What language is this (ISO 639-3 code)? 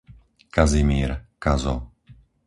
slk